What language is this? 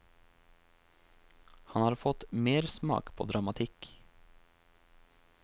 Norwegian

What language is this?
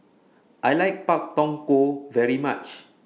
English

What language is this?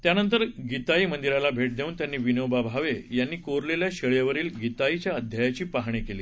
Marathi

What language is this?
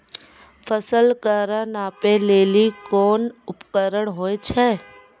Maithili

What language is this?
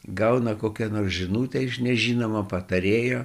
Lithuanian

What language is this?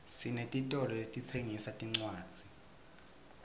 Swati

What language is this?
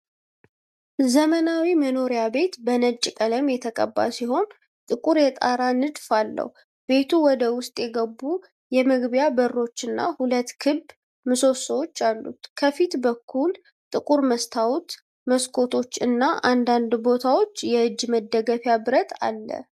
Amharic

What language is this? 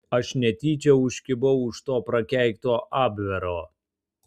Lithuanian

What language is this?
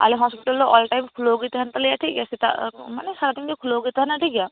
Santali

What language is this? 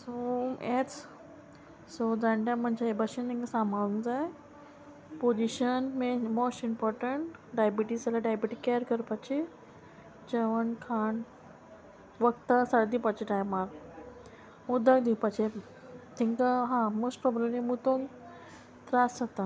Konkani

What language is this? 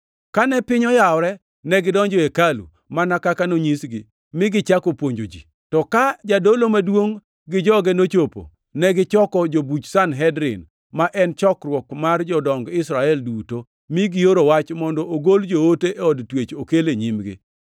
Luo (Kenya and Tanzania)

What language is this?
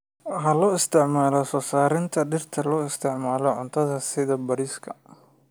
Somali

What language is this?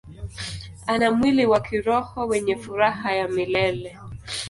Swahili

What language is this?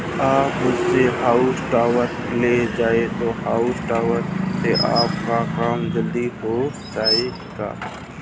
Hindi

